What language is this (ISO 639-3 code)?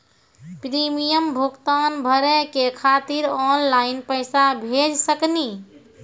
mai